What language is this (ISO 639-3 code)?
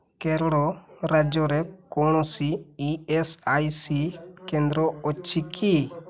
ori